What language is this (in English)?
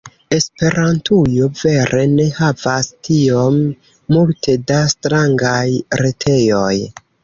Esperanto